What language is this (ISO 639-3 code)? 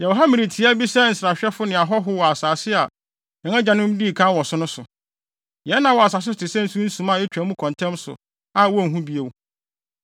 aka